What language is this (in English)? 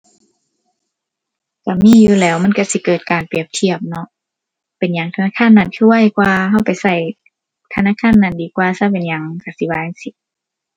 Thai